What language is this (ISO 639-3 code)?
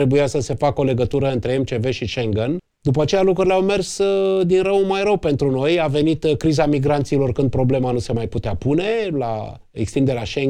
ron